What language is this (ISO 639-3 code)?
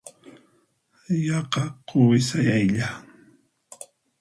qxp